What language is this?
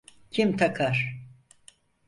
Turkish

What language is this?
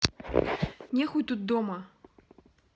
Russian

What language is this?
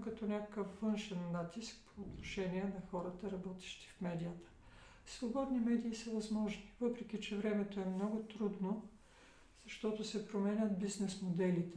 Bulgarian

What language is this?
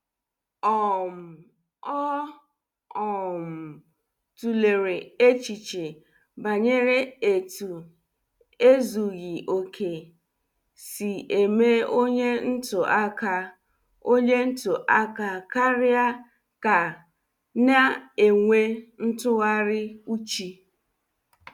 Igbo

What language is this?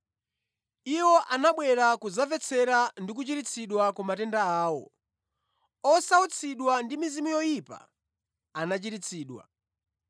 Nyanja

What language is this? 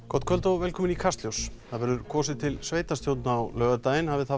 Icelandic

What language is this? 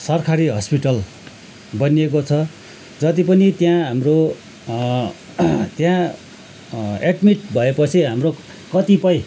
Nepali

